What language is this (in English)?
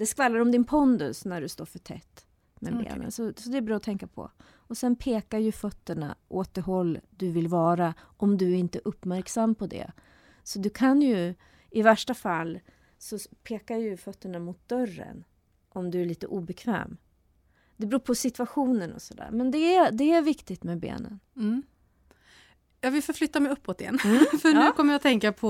Swedish